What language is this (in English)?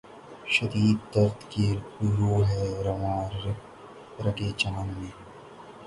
Urdu